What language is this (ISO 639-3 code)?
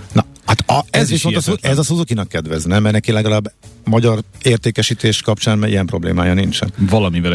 hun